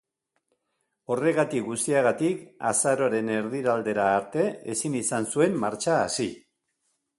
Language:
Basque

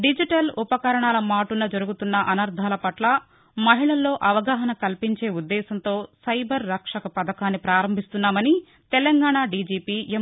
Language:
Telugu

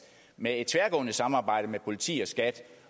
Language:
Danish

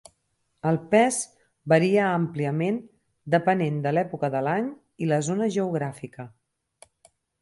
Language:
Catalan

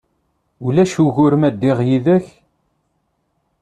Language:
Kabyle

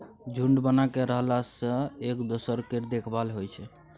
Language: Maithili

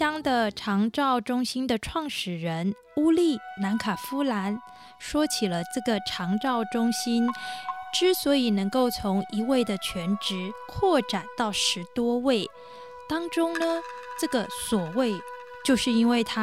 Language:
Chinese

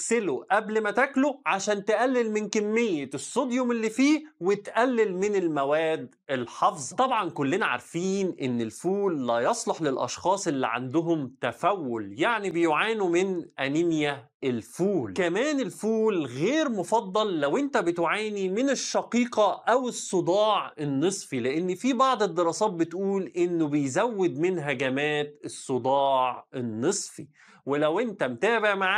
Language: Arabic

